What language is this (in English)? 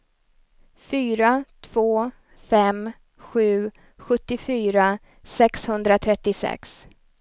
Swedish